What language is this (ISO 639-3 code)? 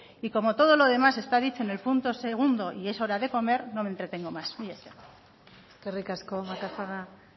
spa